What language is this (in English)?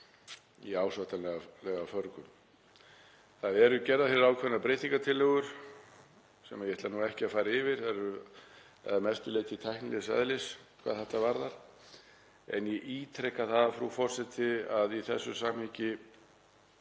Icelandic